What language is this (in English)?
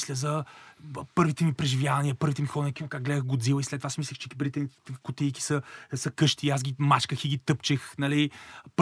Bulgarian